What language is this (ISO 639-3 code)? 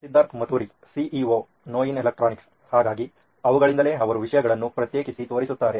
kan